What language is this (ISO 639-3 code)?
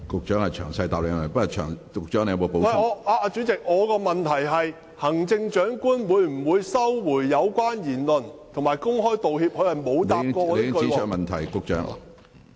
yue